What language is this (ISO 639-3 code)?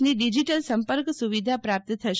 guj